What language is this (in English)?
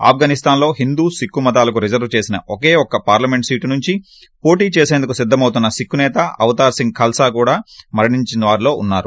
Telugu